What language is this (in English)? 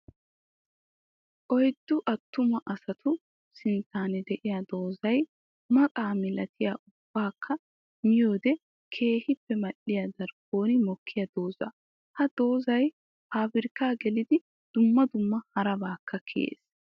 Wolaytta